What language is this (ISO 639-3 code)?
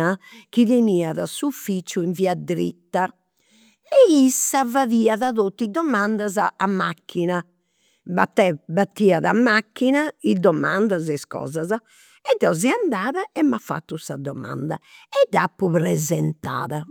sro